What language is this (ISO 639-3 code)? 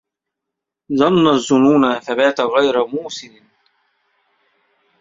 ara